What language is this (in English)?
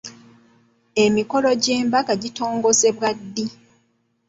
Ganda